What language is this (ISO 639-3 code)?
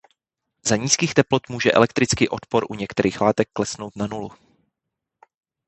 ces